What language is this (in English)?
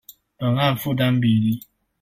Chinese